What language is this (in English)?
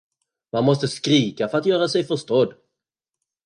Swedish